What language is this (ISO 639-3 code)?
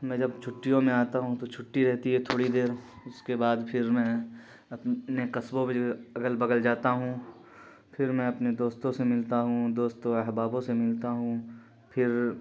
urd